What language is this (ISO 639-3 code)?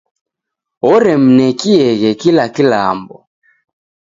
dav